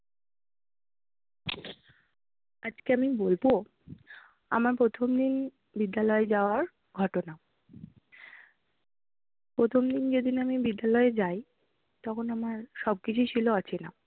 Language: Bangla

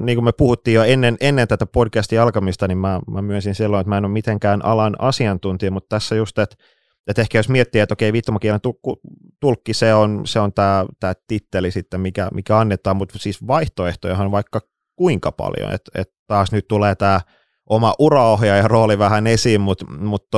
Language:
Finnish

